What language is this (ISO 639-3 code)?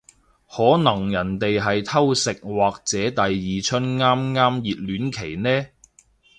yue